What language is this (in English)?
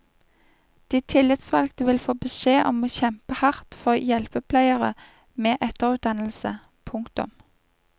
Norwegian